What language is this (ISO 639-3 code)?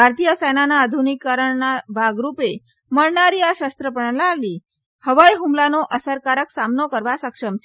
guj